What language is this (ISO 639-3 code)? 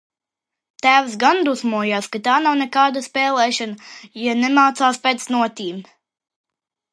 lav